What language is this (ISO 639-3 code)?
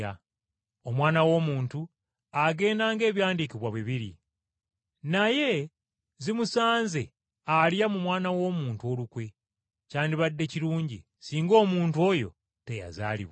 lug